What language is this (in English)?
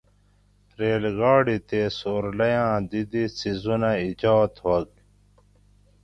Gawri